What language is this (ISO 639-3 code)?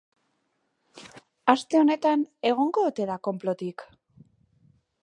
eus